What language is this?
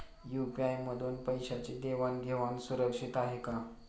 Marathi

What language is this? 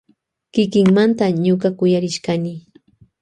Loja Highland Quichua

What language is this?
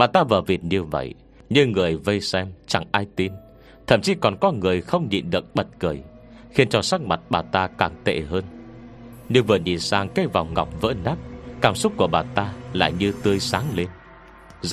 Vietnamese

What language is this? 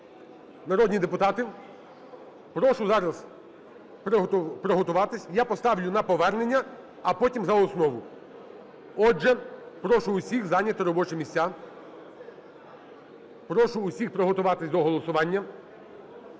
Ukrainian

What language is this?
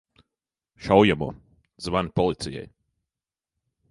Latvian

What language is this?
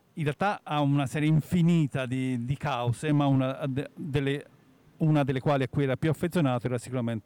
Italian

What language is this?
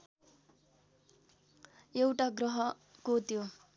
Nepali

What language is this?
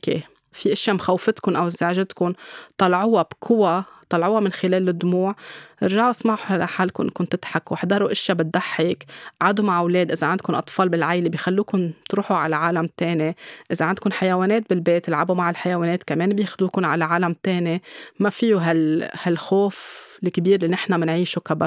Arabic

